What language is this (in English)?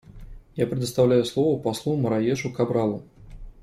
Russian